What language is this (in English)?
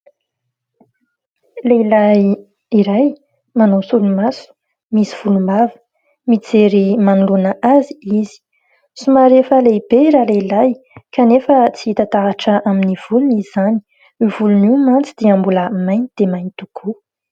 Malagasy